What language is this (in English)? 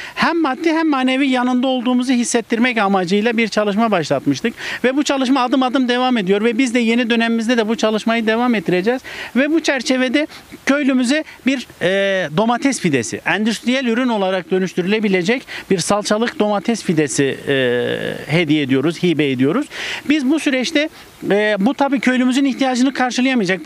Turkish